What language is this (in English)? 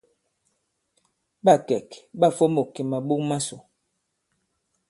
Bankon